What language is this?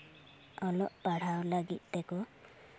Santali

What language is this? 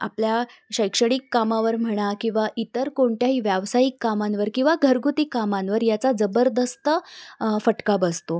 Marathi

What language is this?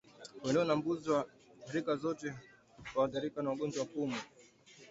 Swahili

